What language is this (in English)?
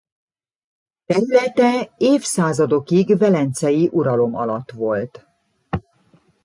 Hungarian